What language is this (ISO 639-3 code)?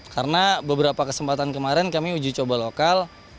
ind